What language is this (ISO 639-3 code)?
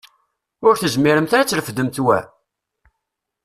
kab